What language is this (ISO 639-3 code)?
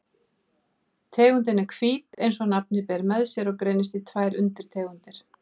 isl